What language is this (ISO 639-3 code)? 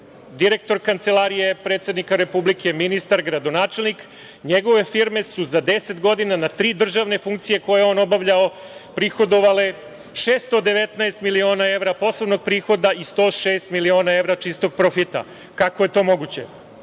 srp